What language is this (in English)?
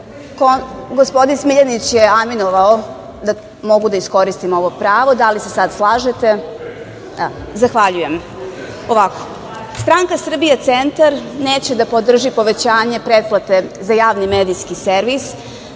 Serbian